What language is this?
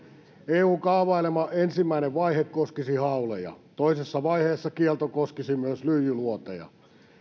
Finnish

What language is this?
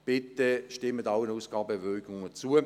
Swiss German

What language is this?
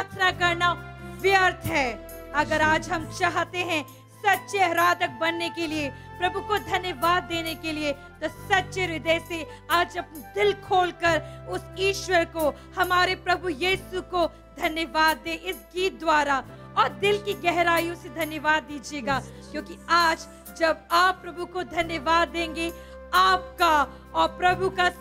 Hindi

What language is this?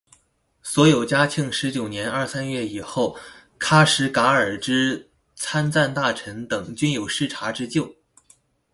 Chinese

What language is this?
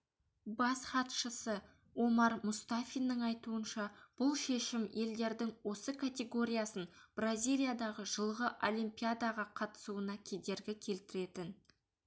Kazakh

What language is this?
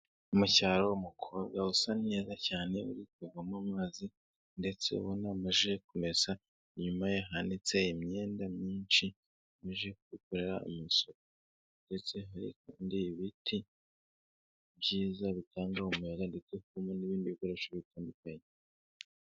Kinyarwanda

